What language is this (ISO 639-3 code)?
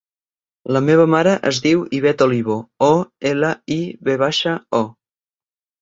cat